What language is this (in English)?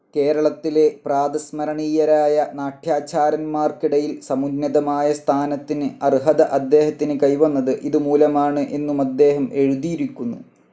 Malayalam